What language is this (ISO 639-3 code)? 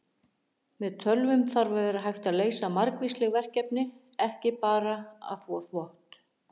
isl